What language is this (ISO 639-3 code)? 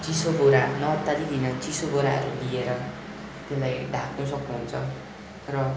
nep